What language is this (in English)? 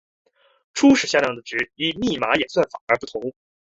Chinese